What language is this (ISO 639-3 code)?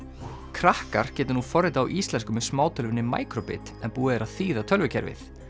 isl